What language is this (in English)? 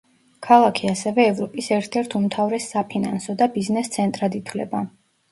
Georgian